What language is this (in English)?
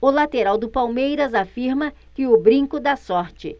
Portuguese